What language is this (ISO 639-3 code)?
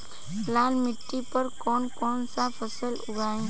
bho